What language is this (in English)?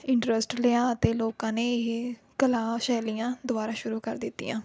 Punjabi